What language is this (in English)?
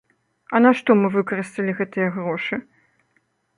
Belarusian